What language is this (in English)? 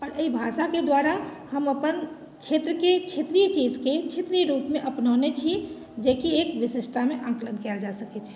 Maithili